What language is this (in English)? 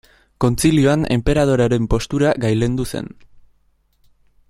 Basque